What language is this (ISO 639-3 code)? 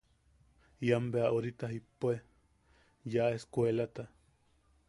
yaq